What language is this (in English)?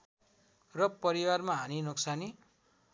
Nepali